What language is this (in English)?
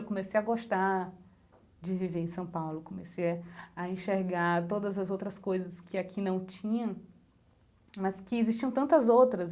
Portuguese